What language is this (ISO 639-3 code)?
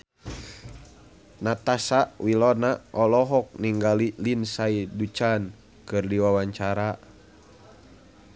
sun